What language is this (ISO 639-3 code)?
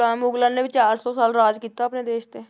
pan